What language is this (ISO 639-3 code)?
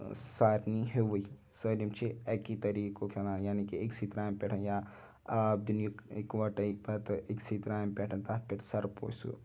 kas